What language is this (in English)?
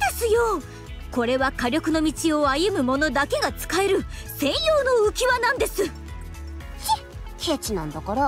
Japanese